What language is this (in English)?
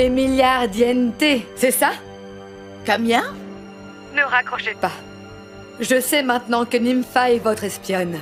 French